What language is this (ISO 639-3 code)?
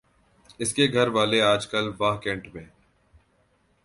urd